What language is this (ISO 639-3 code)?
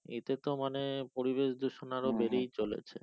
ben